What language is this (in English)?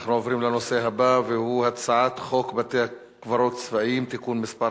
Hebrew